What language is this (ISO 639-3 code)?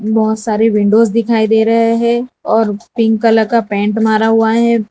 hin